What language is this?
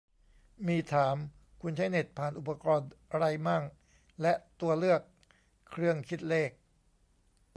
Thai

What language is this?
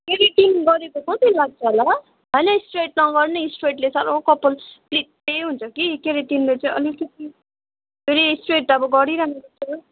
Nepali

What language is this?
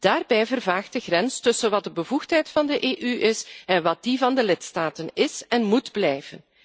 Dutch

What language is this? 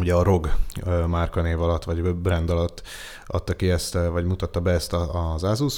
Hungarian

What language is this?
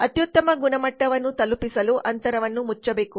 Kannada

